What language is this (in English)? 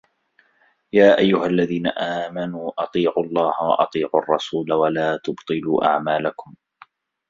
Arabic